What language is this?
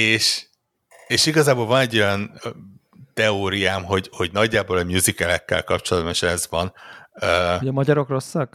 Hungarian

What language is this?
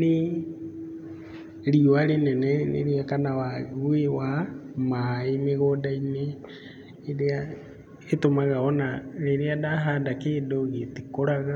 Kikuyu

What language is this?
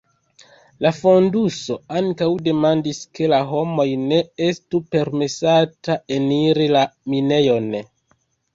Esperanto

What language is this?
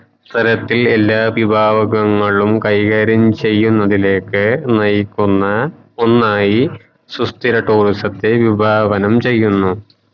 Malayalam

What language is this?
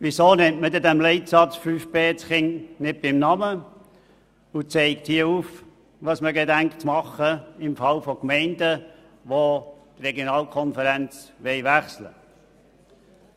Swiss German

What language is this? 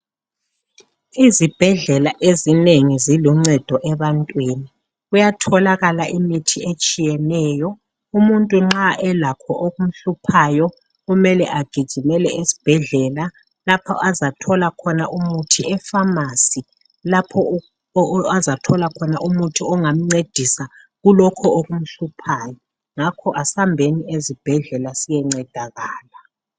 North Ndebele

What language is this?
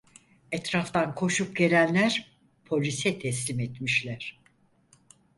Turkish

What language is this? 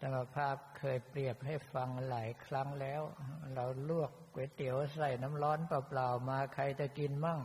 Thai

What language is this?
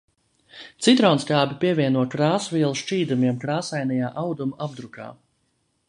Latvian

